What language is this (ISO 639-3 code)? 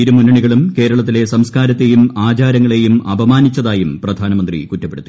mal